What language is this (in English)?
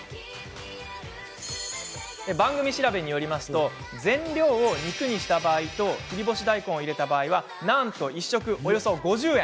Japanese